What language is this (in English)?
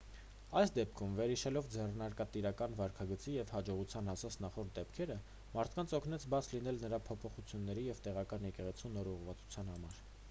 Armenian